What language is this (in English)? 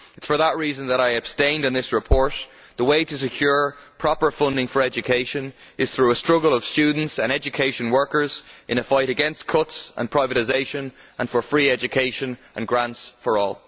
English